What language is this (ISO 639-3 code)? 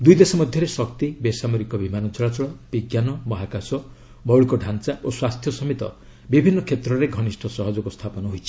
ori